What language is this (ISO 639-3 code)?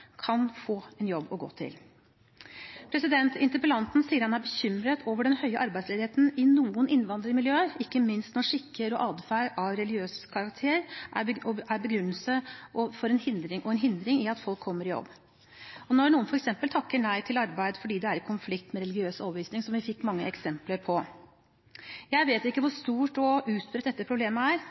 nob